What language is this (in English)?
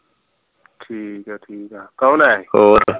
Punjabi